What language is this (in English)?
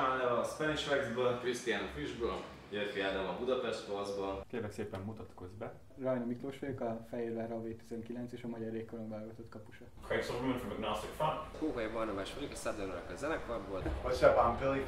Hungarian